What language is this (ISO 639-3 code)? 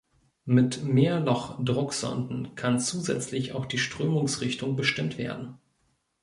deu